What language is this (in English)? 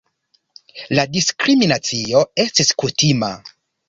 Esperanto